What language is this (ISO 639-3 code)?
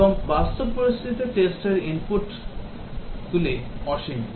ben